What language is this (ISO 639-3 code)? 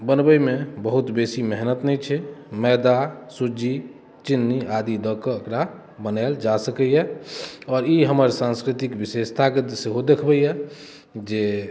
mai